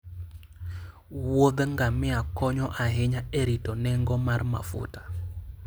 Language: Luo (Kenya and Tanzania)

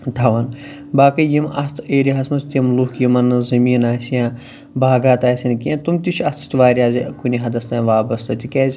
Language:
Kashmiri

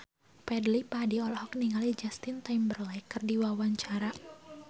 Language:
Sundanese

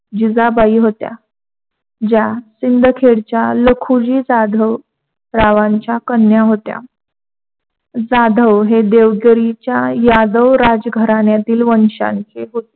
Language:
Marathi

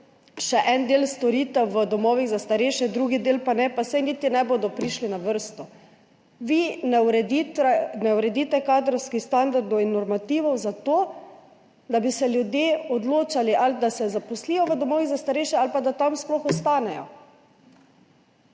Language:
Slovenian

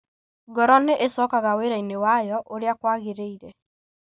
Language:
Kikuyu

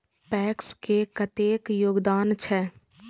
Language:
Maithili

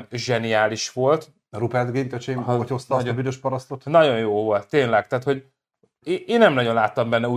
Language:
Hungarian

